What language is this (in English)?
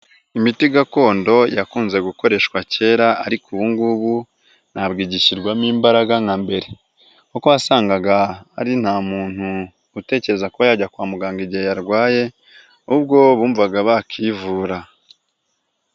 Kinyarwanda